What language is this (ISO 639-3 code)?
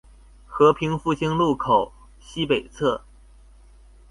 zho